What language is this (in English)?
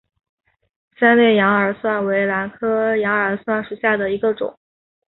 Chinese